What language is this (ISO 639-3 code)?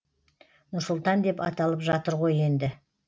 kaz